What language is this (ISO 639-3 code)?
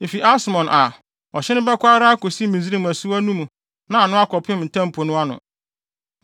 aka